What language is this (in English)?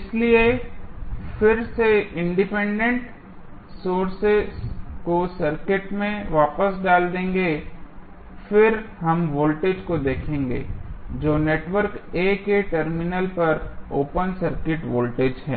Hindi